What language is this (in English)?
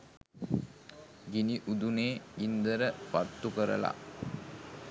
Sinhala